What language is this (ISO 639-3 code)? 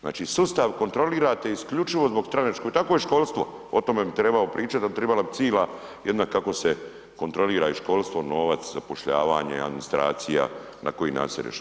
hrv